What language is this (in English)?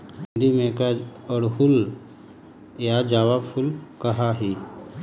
Magahi